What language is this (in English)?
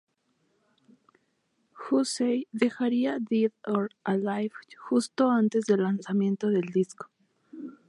Spanish